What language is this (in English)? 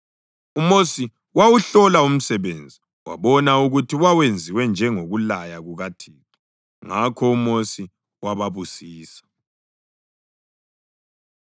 North Ndebele